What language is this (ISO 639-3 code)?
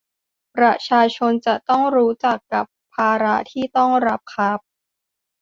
tha